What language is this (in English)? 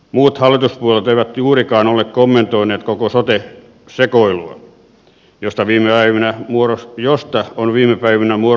Finnish